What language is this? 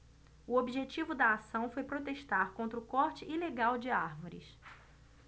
Portuguese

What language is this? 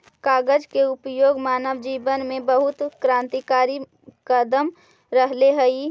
Magahi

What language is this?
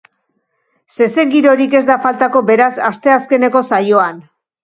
Basque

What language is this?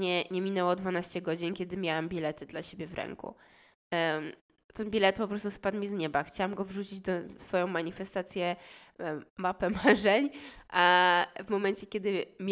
Polish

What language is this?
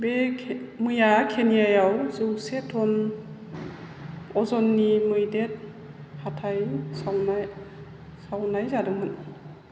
Bodo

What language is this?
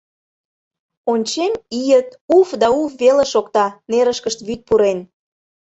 Mari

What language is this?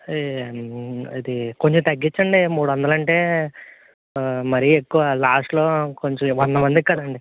Telugu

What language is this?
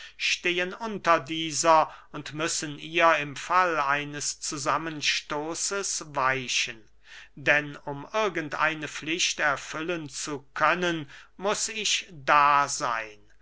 German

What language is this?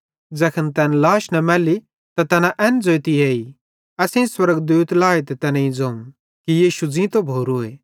Bhadrawahi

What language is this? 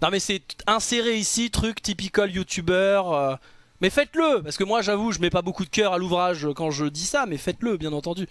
French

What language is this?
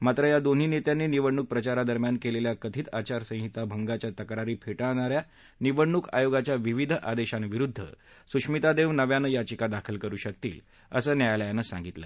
Marathi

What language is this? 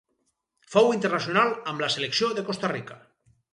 Catalan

